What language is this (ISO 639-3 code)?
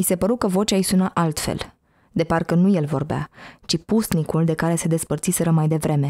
ron